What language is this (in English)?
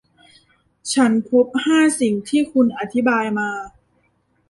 Thai